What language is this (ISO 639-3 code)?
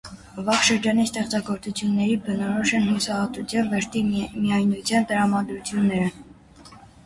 hye